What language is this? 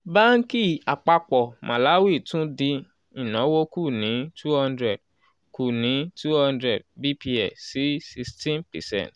Yoruba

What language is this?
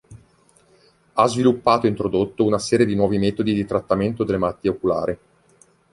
Italian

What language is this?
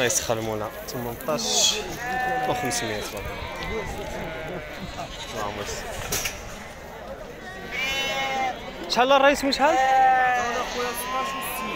Arabic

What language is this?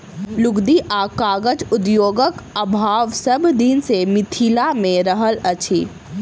Maithili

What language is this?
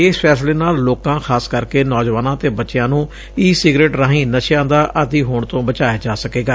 Punjabi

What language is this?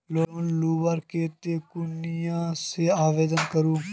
Magahi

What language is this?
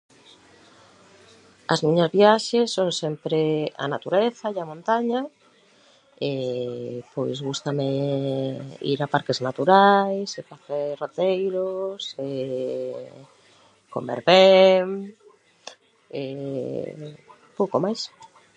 Galician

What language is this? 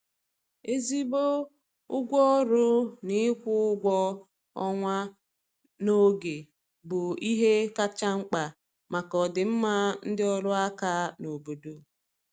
Igbo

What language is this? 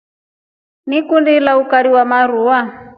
Rombo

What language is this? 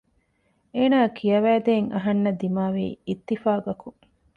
Divehi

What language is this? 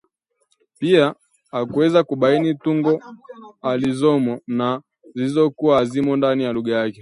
Swahili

